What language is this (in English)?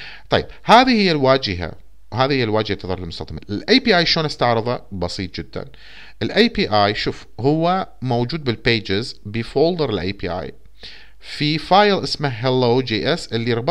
Arabic